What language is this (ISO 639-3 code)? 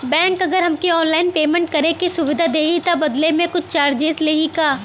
bho